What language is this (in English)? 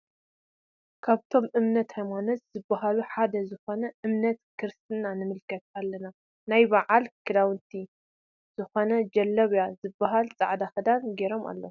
Tigrinya